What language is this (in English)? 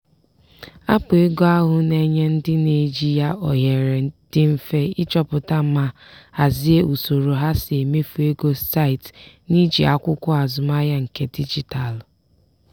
Igbo